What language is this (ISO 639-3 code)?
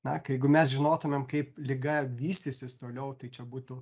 lit